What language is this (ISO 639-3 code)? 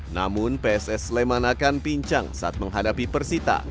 ind